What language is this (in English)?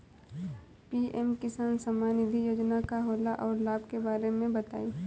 Bhojpuri